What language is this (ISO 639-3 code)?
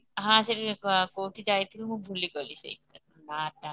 ori